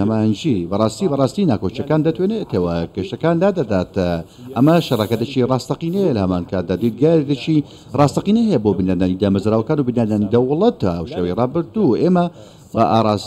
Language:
Arabic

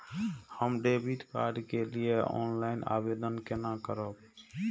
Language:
Maithili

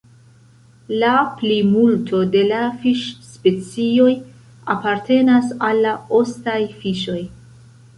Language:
Esperanto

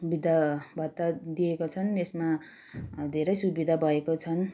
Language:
Nepali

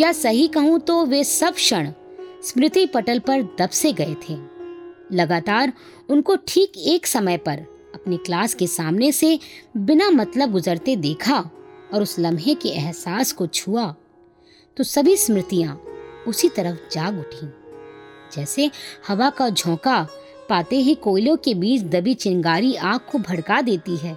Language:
Hindi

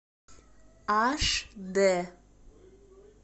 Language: Russian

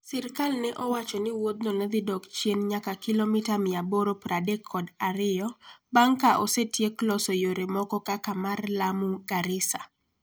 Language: Luo (Kenya and Tanzania)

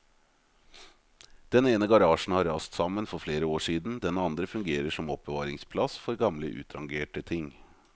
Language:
Norwegian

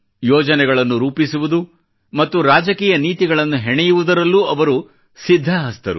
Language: Kannada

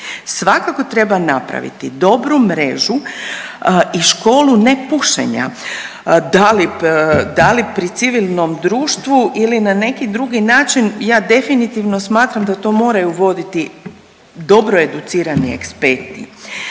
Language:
Croatian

